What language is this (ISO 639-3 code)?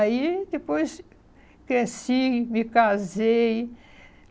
por